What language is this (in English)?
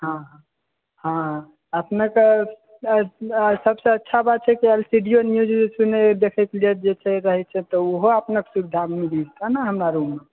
Maithili